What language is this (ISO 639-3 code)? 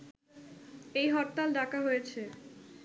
ben